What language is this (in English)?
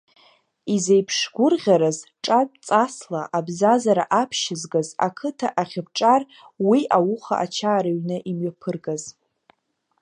Abkhazian